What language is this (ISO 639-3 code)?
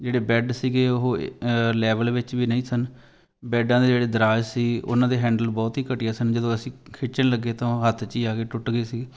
pan